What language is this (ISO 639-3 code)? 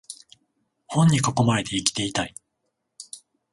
jpn